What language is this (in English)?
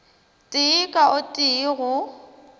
Northern Sotho